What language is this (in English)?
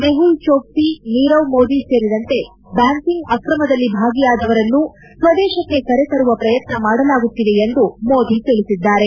Kannada